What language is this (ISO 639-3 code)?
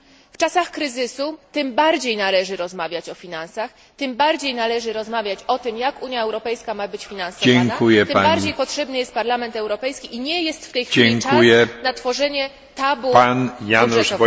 pol